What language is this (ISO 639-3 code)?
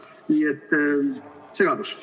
est